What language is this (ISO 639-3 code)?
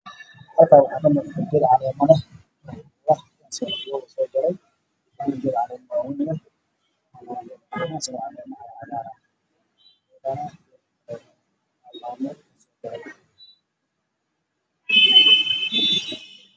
som